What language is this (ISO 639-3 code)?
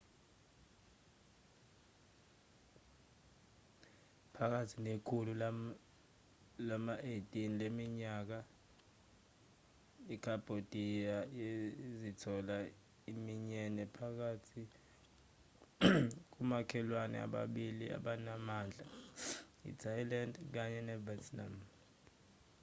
zul